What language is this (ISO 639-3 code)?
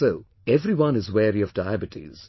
eng